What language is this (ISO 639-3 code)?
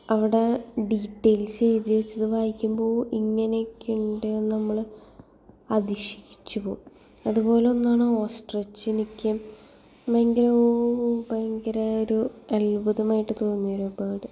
mal